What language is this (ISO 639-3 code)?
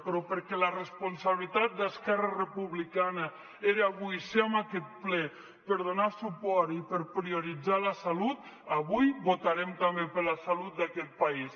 cat